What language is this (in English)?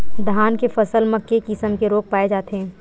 Chhattisgarhi